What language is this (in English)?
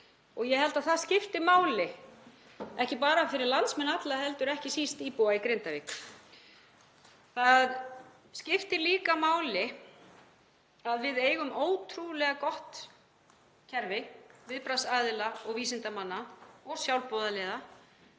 Icelandic